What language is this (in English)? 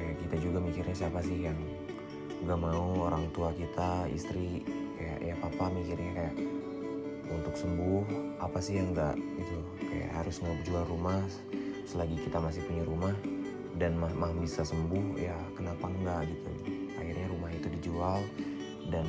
Indonesian